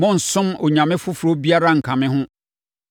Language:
Akan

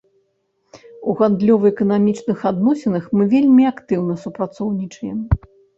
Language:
Belarusian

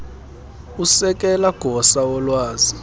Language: Xhosa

